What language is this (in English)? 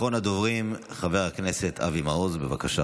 Hebrew